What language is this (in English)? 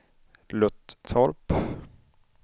Swedish